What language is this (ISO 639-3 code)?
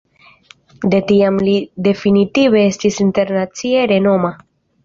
epo